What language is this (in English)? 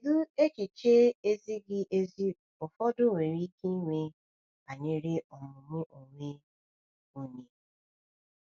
Igbo